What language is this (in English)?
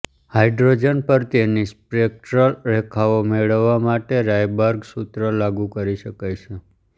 Gujarati